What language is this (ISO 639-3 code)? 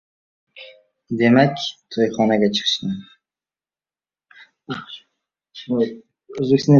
uzb